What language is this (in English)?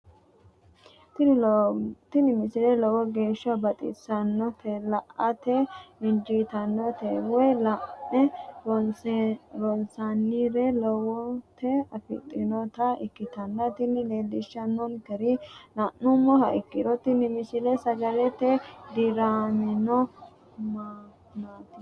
Sidamo